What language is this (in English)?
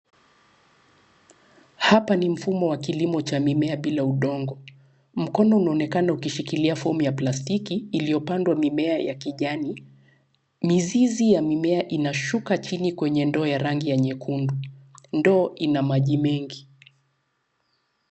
Swahili